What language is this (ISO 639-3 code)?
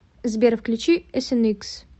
rus